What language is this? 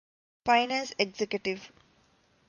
Divehi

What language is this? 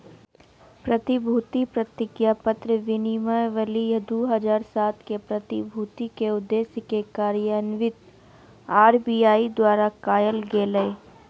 Magahi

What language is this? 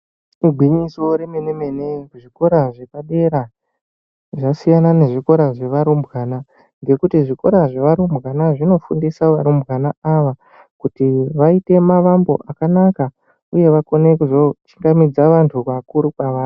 Ndau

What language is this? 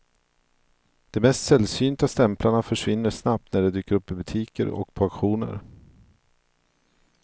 Swedish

